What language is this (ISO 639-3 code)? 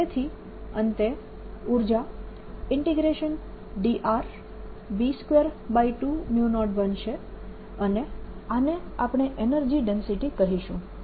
guj